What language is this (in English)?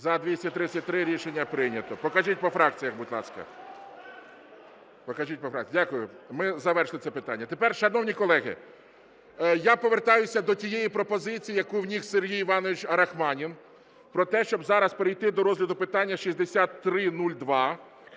Ukrainian